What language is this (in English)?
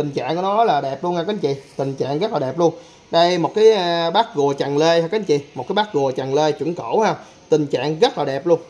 Vietnamese